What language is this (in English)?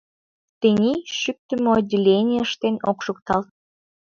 Mari